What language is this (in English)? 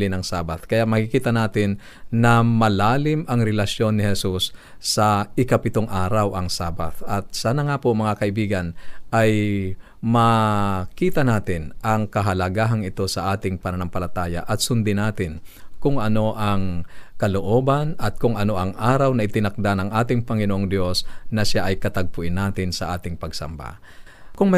Filipino